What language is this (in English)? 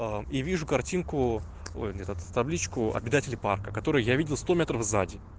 Russian